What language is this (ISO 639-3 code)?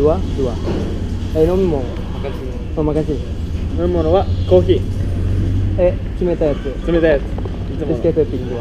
jpn